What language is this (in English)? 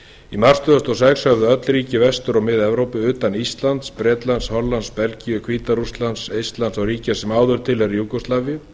Icelandic